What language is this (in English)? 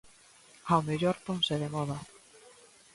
Galician